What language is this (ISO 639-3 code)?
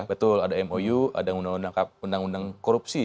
ind